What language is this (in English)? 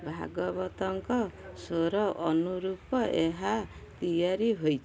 Odia